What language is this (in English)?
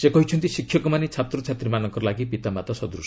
Odia